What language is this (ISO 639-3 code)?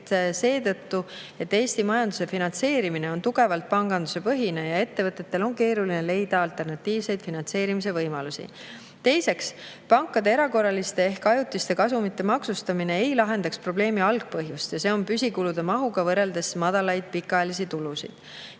est